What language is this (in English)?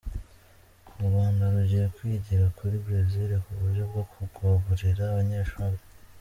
Kinyarwanda